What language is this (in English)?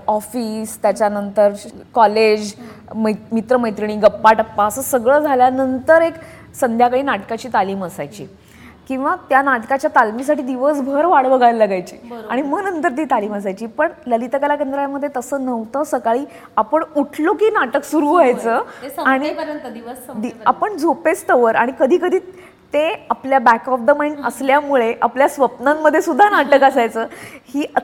Marathi